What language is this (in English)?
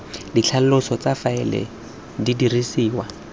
Tswana